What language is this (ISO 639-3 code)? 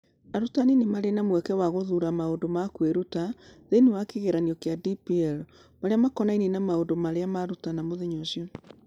kik